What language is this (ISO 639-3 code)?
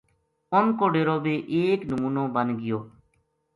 gju